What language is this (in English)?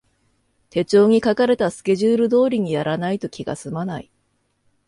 Japanese